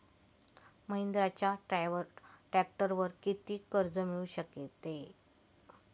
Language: Marathi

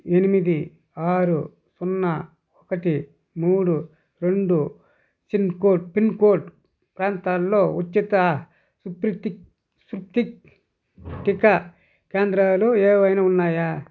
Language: Telugu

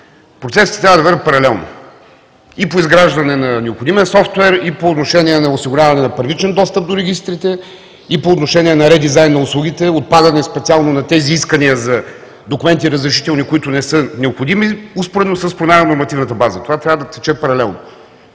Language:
Bulgarian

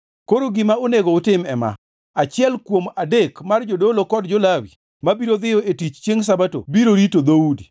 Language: Luo (Kenya and Tanzania)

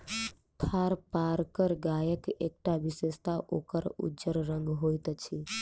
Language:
Maithili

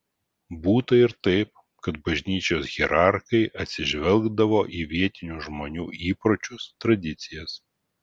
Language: Lithuanian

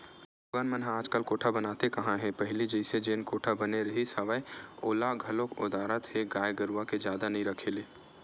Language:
Chhattisgarhi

